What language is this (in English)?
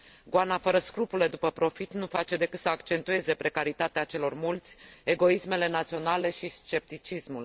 Romanian